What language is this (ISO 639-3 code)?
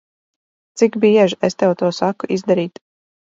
lav